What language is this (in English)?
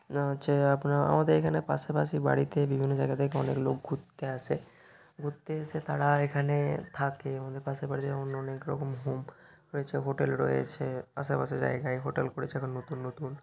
Bangla